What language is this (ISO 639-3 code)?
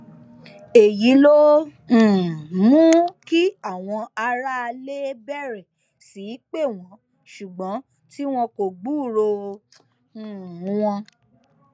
yor